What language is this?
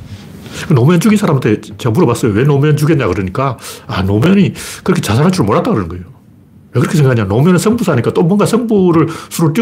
Korean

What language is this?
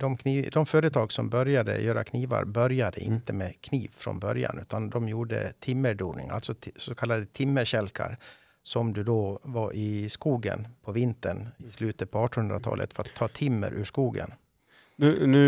Swedish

